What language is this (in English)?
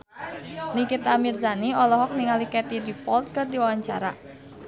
Sundanese